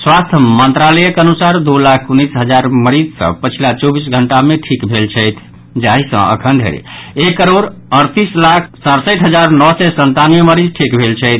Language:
Maithili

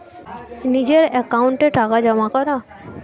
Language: Bangla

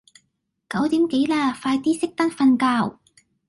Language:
Cantonese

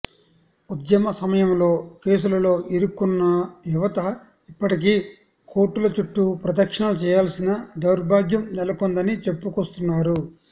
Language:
Telugu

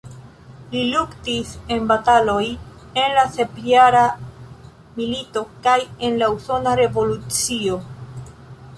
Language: Esperanto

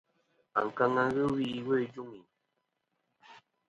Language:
Kom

